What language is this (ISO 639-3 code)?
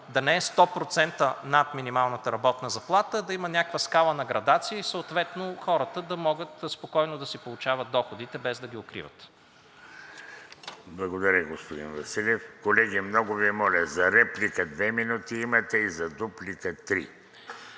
bul